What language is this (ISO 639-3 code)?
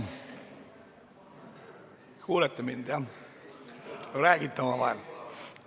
est